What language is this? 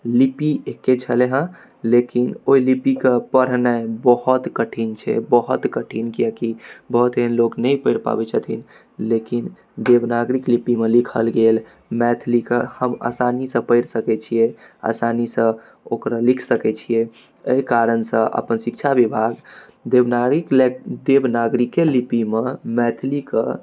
Maithili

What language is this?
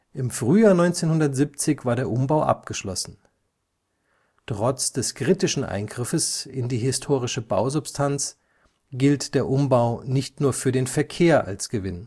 German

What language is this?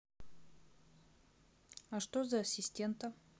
Russian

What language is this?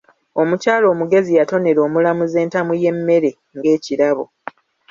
Ganda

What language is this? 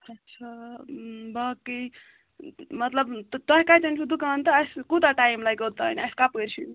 Kashmiri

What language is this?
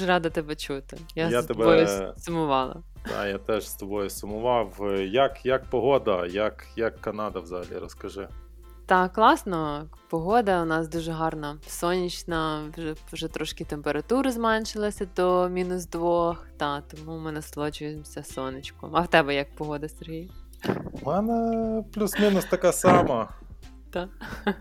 Ukrainian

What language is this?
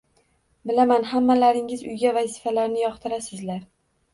Uzbek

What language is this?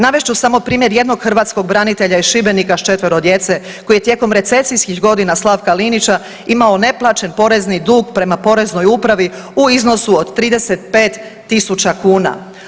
Croatian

